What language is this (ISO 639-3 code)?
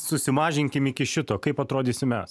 lit